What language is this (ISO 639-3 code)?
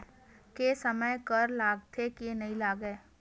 hne